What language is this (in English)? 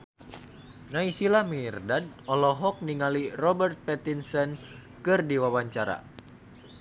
Sundanese